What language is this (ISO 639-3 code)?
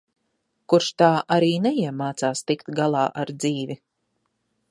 lav